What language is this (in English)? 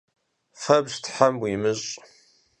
Kabardian